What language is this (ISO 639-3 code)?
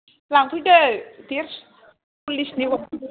brx